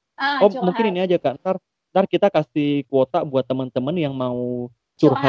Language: Indonesian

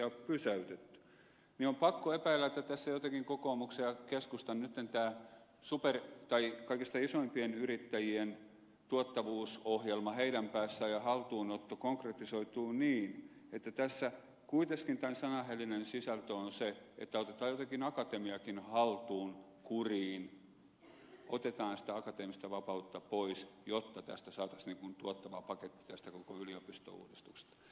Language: Finnish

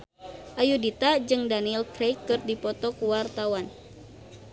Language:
Sundanese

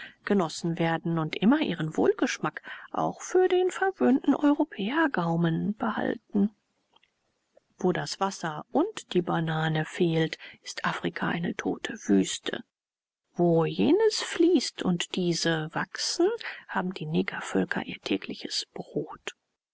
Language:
German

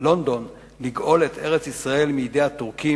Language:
Hebrew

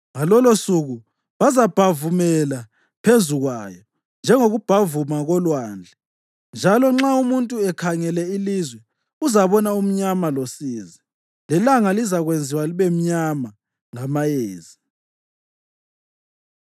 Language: North Ndebele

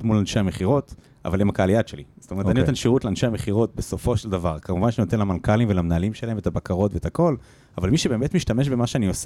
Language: Hebrew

